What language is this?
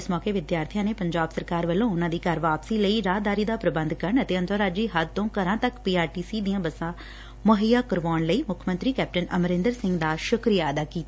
Punjabi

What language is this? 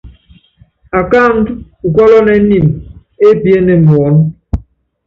Yangben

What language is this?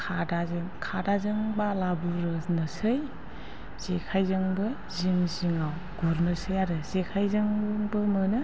Bodo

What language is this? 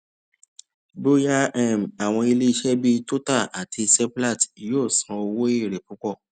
Yoruba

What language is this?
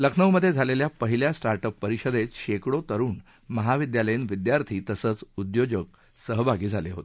Marathi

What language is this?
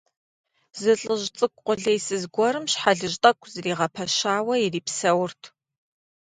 Kabardian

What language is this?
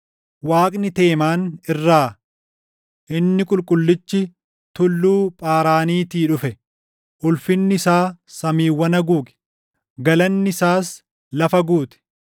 Oromo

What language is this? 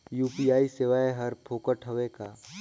Chhattisgarhi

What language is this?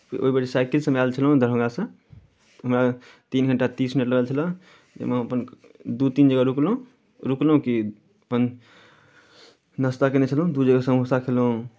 Maithili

